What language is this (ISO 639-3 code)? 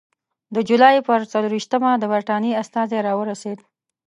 pus